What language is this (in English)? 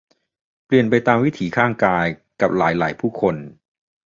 Thai